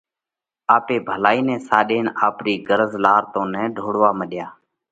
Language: Parkari Koli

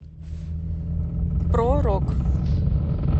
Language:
Russian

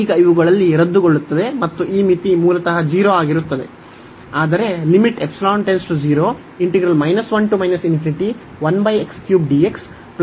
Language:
Kannada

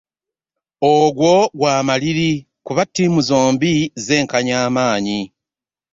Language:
Ganda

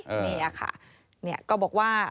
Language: Thai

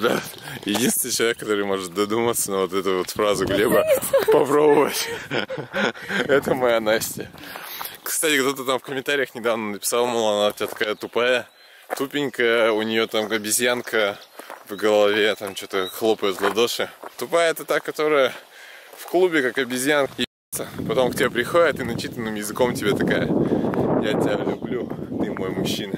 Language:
Russian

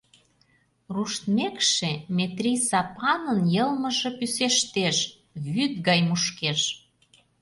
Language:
Mari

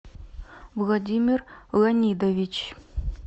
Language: Russian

